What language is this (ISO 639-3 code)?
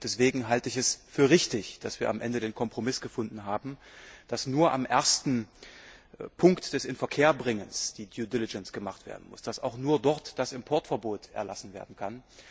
deu